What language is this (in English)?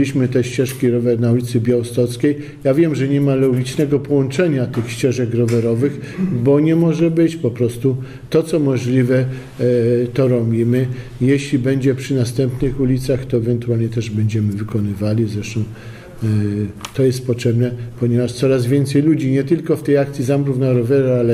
Polish